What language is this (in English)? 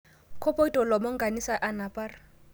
Masai